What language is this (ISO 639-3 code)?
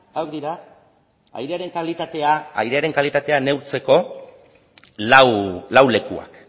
eus